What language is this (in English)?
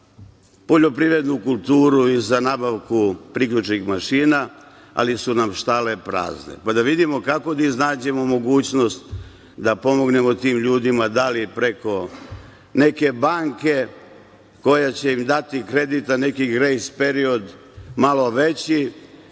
Serbian